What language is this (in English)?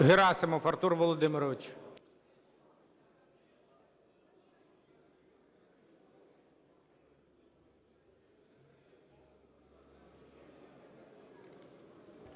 Ukrainian